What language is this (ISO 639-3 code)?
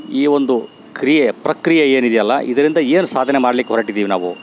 kan